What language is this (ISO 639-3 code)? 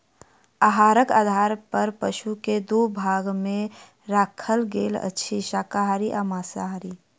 mai